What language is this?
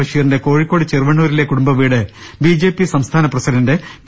Malayalam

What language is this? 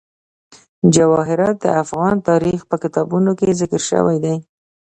Pashto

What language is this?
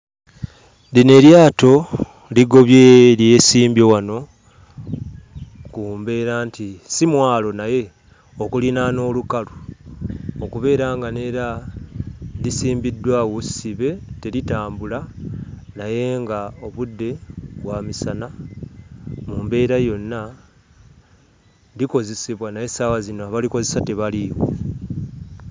Ganda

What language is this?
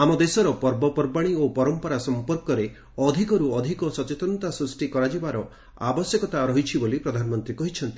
Odia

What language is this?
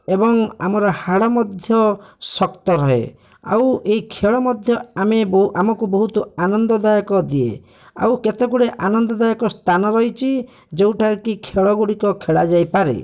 Odia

